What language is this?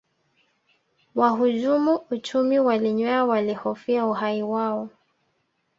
Swahili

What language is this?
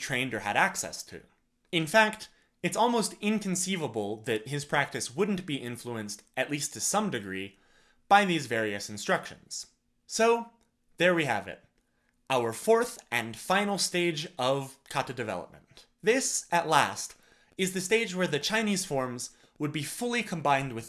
English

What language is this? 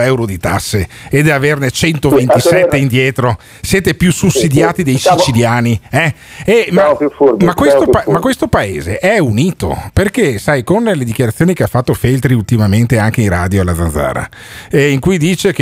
Italian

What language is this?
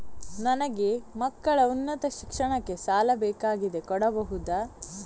Kannada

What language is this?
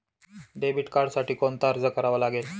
Marathi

